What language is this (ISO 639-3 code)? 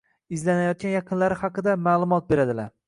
uzb